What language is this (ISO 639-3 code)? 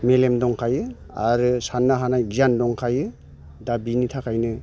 brx